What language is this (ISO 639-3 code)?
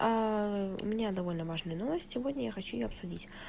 rus